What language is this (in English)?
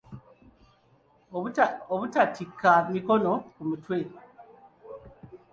Ganda